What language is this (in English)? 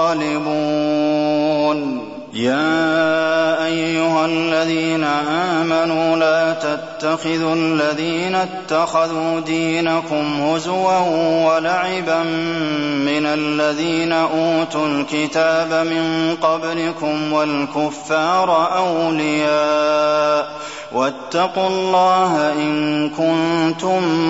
Arabic